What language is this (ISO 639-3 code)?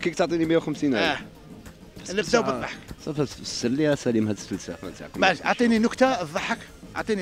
ara